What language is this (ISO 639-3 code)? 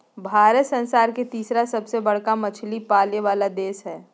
mag